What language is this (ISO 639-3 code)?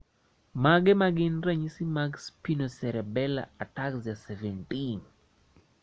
luo